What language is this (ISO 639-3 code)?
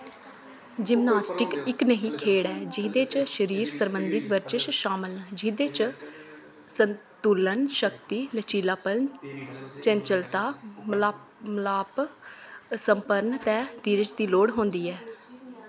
doi